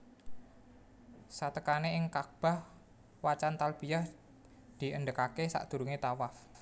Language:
Javanese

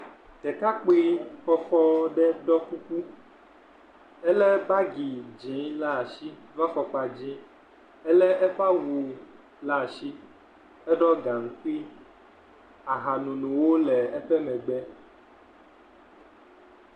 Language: Ewe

